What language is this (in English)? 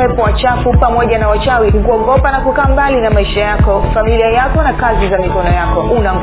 Swahili